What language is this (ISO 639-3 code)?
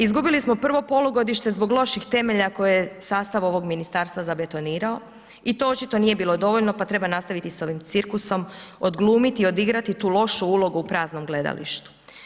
hrv